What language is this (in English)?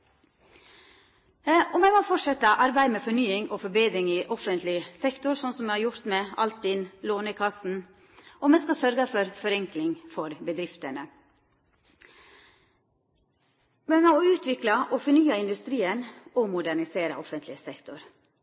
Norwegian Nynorsk